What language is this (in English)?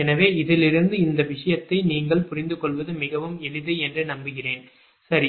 Tamil